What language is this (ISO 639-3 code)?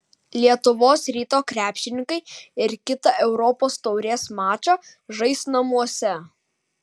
lit